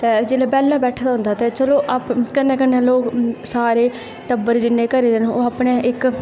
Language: Dogri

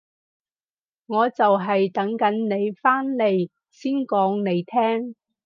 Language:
Cantonese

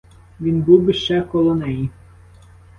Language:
Ukrainian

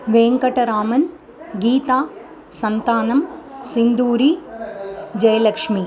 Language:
Sanskrit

